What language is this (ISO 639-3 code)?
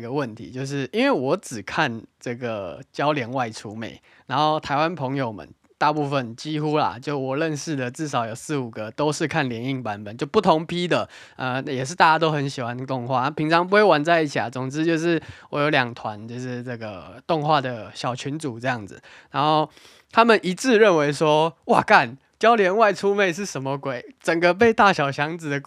zho